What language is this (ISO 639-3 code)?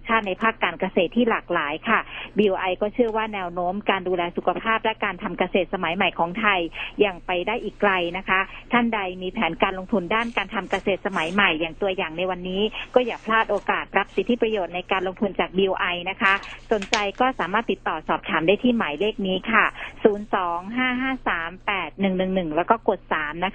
tha